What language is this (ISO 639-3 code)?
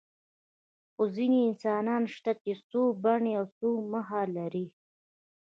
pus